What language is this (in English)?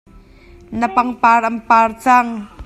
Hakha Chin